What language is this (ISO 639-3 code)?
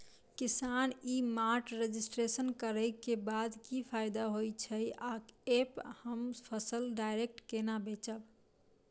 mai